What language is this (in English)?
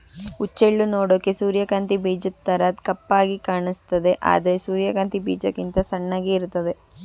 Kannada